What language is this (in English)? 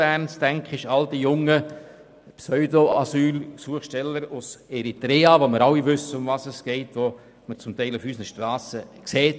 Swiss German